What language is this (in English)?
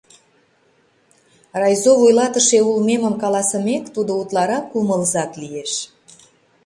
Mari